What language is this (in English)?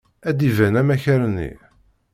Kabyle